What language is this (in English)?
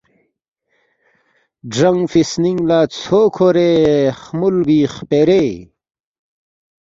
Balti